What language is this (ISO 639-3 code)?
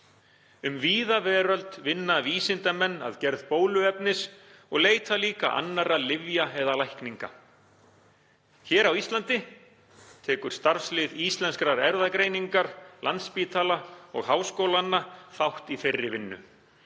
isl